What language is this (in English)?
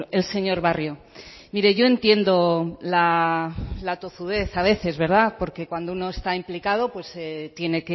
Spanish